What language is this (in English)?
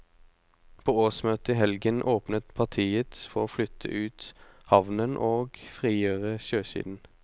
Norwegian